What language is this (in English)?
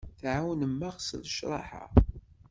Kabyle